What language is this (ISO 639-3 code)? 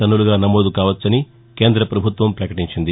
tel